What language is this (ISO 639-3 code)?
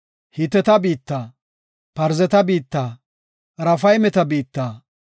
gof